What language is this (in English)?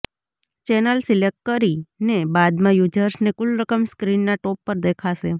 Gujarati